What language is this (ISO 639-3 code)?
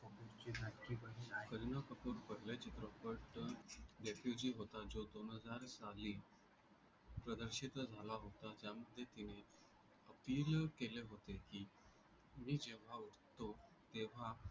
mar